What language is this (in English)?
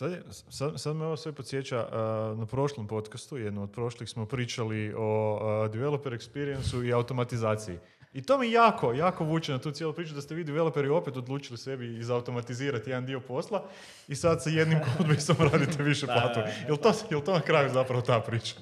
Croatian